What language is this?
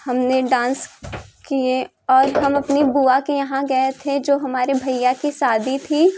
Hindi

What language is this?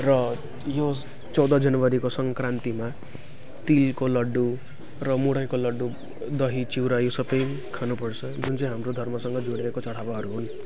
Nepali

